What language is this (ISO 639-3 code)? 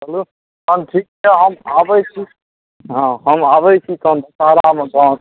mai